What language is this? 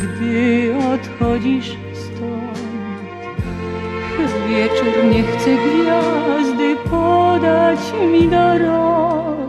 Greek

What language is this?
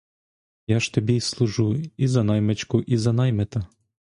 Ukrainian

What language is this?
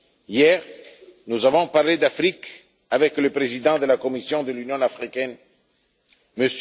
French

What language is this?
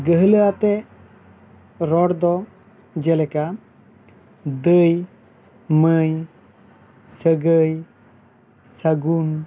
Santali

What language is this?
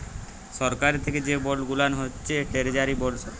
Bangla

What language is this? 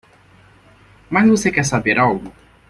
Portuguese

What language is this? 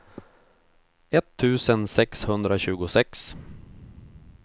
Swedish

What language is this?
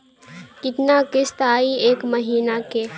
Bhojpuri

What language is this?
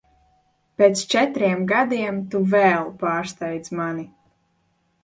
Latvian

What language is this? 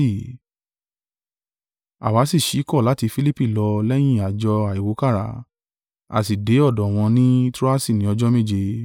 Yoruba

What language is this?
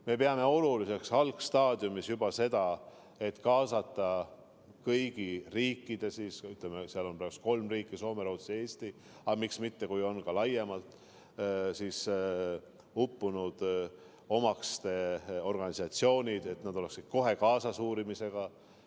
Estonian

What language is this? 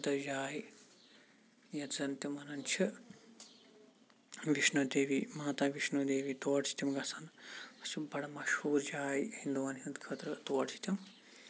Kashmiri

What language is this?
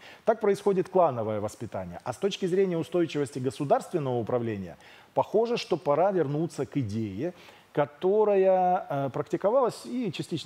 Russian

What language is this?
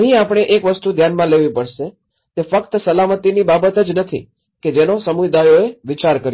Gujarati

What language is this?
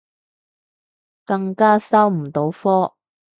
Cantonese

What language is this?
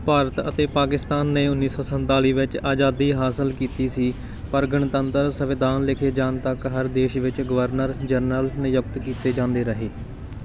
Punjabi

